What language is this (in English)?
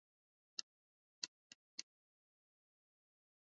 Swahili